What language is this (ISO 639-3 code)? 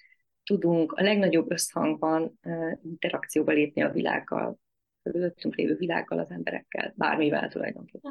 hun